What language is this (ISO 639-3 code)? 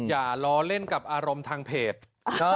tha